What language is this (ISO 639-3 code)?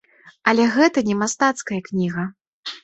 bel